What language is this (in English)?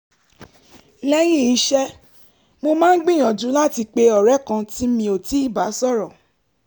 Yoruba